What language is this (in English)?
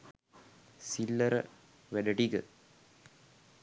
Sinhala